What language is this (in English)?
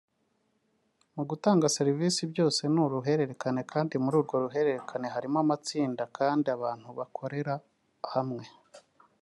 Kinyarwanda